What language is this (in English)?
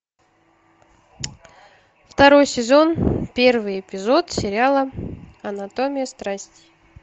Russian